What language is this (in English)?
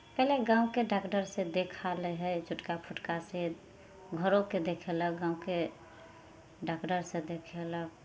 Maithili